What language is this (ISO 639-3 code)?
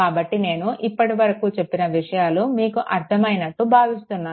tel